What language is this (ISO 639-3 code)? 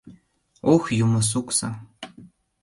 chm